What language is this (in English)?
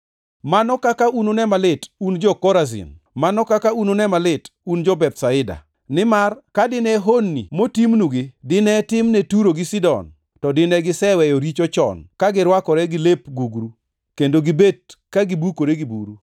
Luo (Kenya and Tanzania)